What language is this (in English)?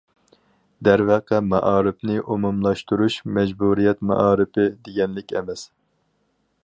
Uyghur